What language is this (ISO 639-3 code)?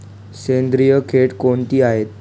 mar